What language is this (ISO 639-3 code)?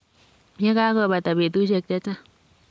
kln